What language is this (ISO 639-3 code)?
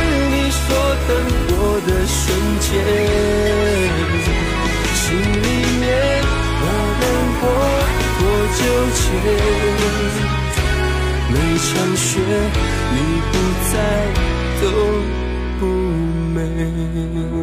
zho